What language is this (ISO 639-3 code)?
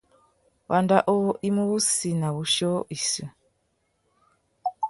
bag